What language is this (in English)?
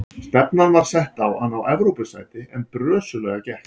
Icelandic